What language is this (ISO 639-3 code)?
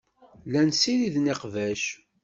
kab